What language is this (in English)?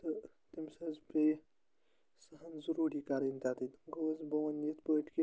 Kashmiri